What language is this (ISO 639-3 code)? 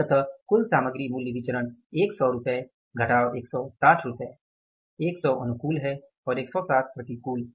hin